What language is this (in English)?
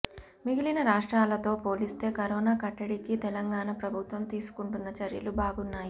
Telugu